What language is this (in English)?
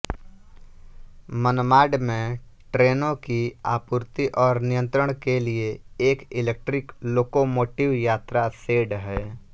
Hindi